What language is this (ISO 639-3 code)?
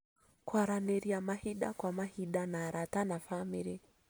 kik